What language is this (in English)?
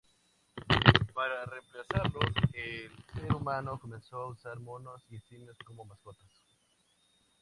Spanish